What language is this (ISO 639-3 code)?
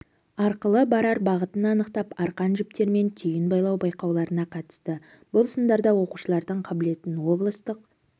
kaz